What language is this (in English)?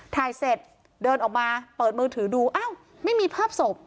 Thai